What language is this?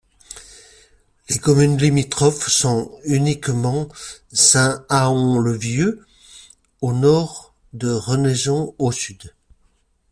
French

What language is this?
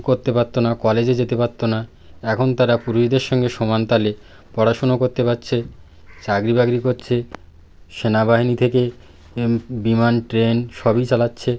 Bangla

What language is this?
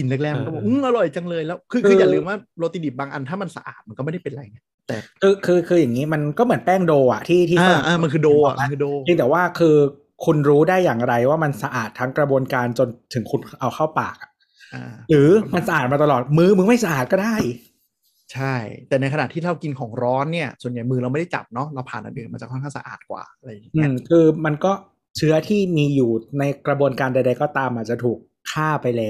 Thai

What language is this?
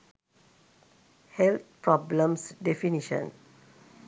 Sinhala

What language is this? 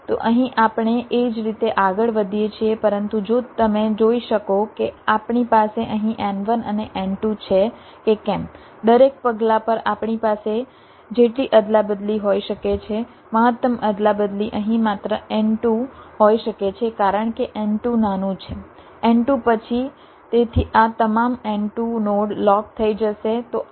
Gujarati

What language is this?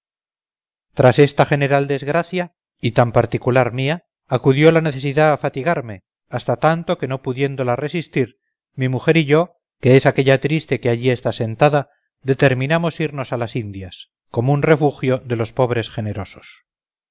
Spanish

